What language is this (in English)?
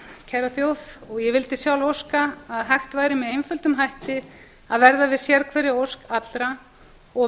Icelandic